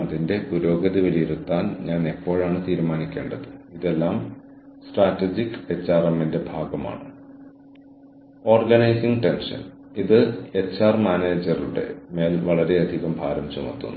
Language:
Malayalam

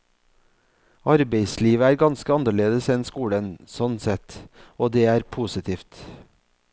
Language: Norwegian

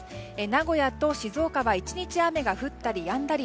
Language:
Japanese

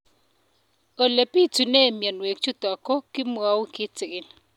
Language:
Kalenjin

